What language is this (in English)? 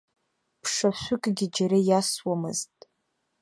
Abkhazian